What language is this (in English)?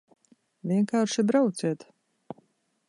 Latvian